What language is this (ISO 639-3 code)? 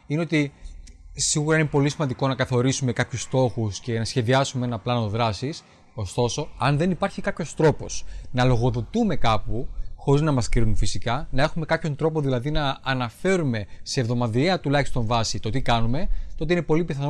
ell